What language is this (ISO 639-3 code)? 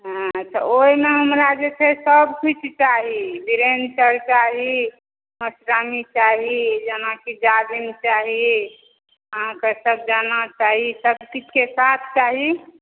mai